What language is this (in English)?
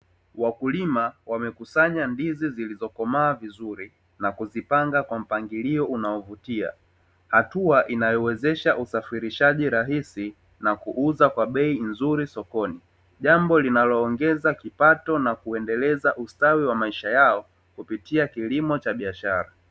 Swahili